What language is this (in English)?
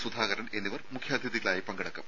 Malayalam